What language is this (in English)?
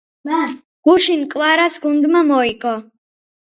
Georgian